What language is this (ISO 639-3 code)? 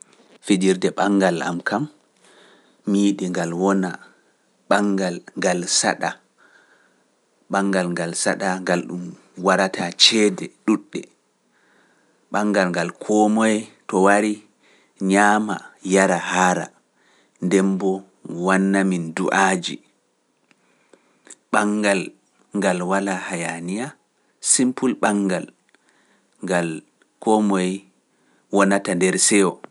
fuf